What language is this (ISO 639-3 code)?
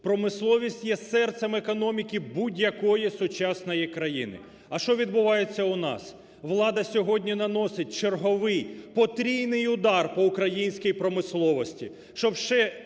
ukr